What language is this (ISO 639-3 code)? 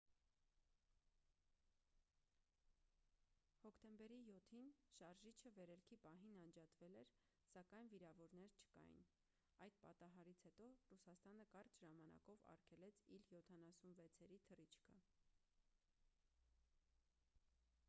hye